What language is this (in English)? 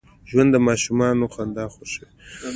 Pashto